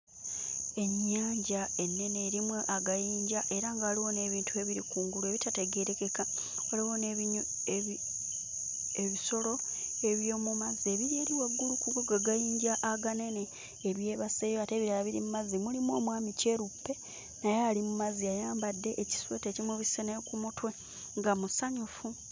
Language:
Ganda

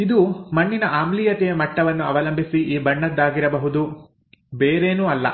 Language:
Kannada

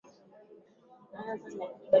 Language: Swahili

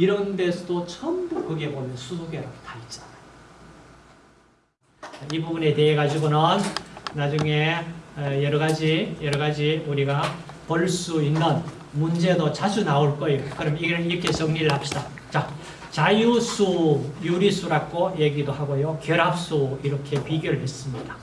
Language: Korean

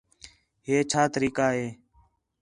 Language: Khetrani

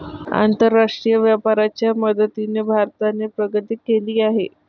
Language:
Marathi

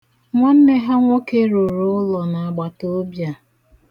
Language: Igbo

